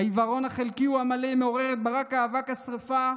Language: Hebrew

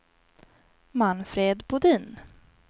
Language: Swedish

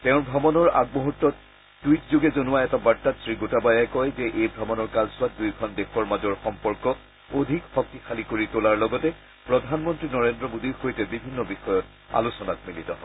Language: Assamese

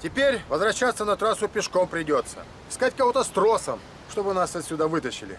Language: Russian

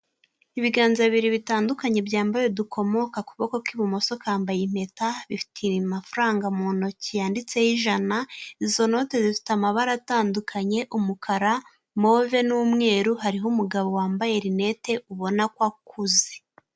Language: Kinyarwanda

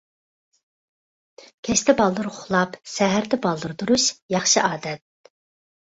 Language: Uyghur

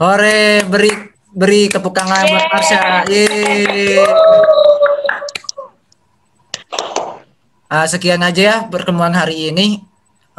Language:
Indonesian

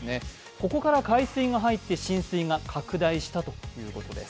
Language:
Japanese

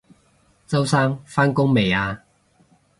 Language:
Cantonese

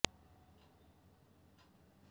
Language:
Malayalam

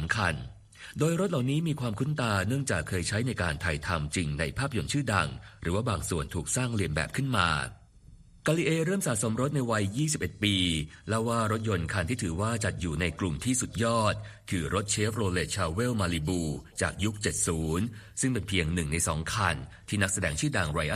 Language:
Thai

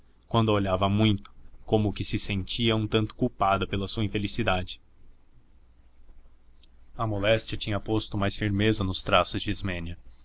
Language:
Portuguese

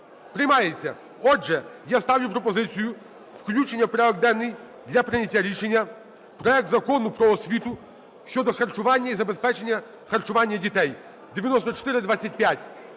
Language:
Ukrainian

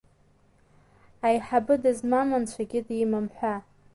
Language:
Abkhazian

